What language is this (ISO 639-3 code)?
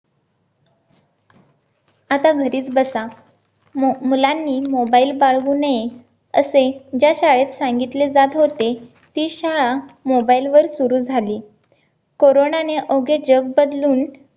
mar